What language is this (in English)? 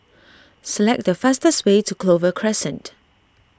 English